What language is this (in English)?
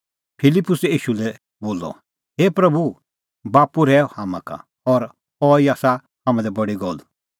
Kullu Pahari